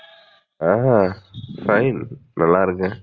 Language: Tamil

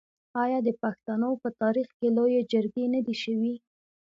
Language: Pashto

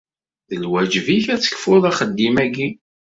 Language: Kabyle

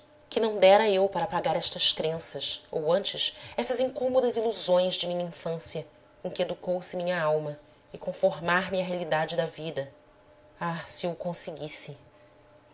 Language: Portuguese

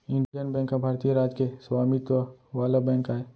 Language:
Chhattisgarhi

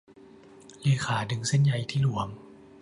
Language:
Thai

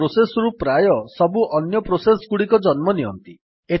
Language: Odia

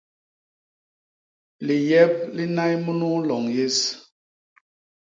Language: Basaa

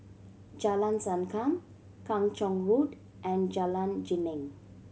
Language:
English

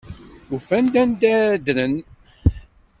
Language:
Kabyle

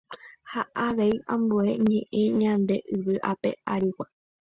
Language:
Guarani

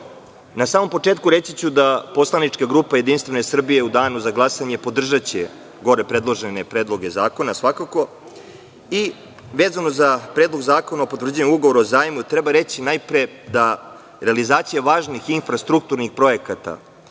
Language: Serbian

